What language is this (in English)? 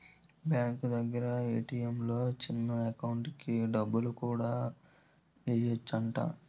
Telugu